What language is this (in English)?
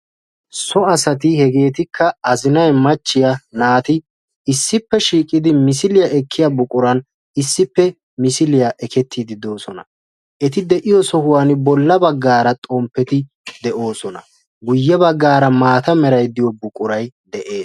Wolaytta